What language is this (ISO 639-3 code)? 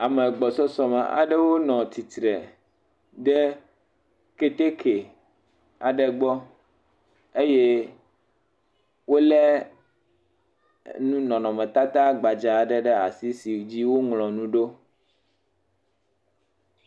ewe